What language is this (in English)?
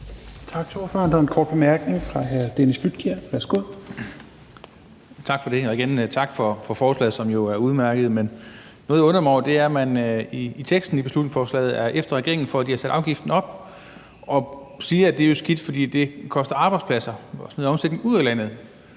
Danish